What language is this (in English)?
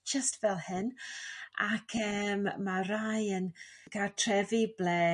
Welsh